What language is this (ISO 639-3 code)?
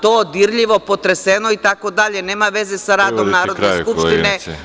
srp